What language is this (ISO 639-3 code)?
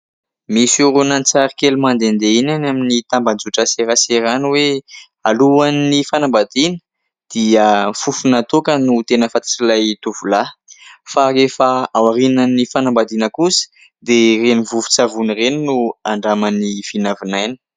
mlg